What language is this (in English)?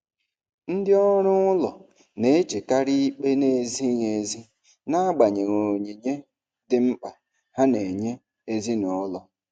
Igbo